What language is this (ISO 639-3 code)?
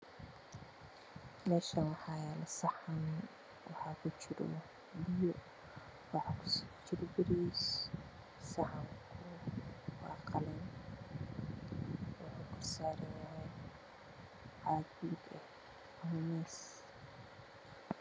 som